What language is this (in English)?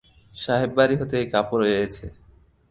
Bangla